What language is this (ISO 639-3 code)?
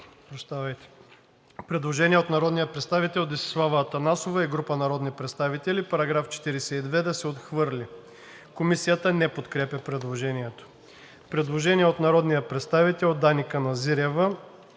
bul